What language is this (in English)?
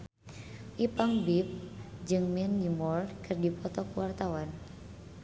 Sundanese